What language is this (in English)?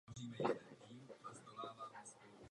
Czech